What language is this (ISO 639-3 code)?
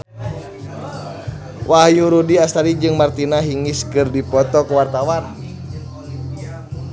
sun